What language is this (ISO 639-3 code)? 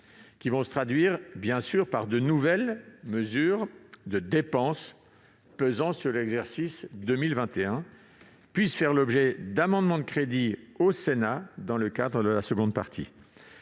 fra